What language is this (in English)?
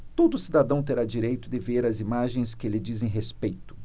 Portuguese